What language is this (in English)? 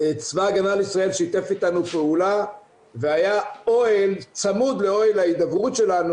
Hebrew